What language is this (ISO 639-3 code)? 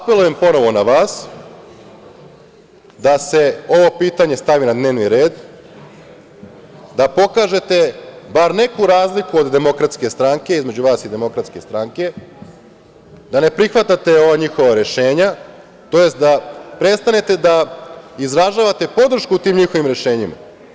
srp